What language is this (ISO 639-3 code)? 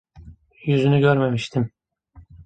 tur